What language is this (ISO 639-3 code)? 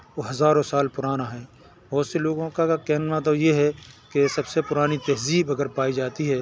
urd